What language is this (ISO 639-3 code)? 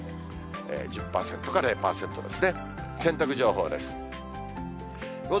jpn